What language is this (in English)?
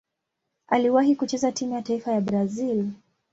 Swahili